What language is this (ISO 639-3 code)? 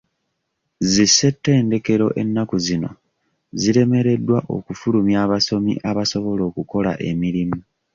lug